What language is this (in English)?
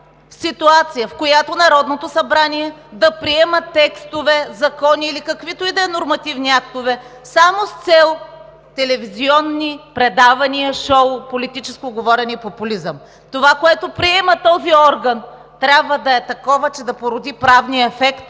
Bulgarian